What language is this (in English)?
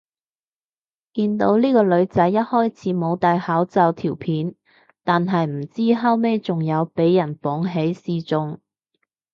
Cantonese